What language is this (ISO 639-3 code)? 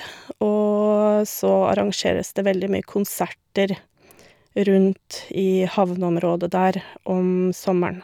nor